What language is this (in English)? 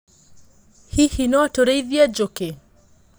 Kikuyu